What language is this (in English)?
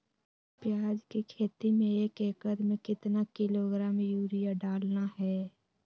Magahi